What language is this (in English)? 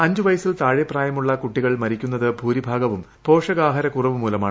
Malayalam